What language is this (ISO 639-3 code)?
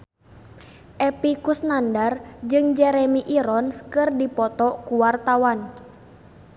sun